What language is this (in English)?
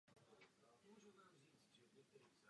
Czech